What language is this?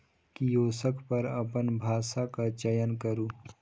Maithili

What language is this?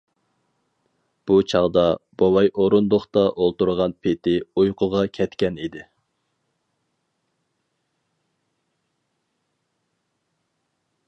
Uyghur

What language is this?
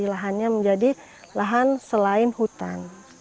Indonesian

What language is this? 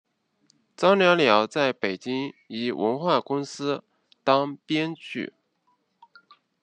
Chinese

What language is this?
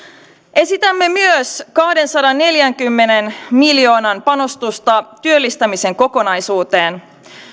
Finnish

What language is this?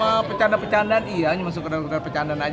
Indonesian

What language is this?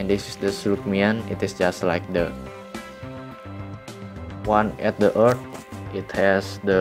Indonesian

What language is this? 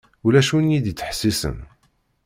Kabyle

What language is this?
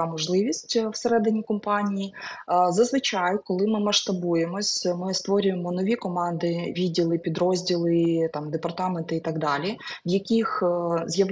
Ukrainian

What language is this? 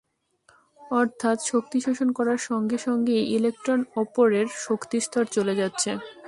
Bangla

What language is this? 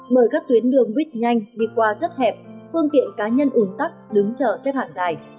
Vietnamese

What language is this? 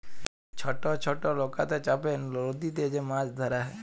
Bangla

